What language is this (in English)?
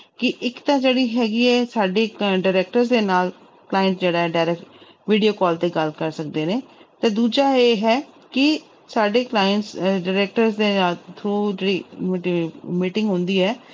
Punjabi